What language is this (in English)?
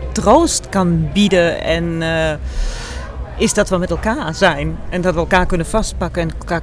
Dutch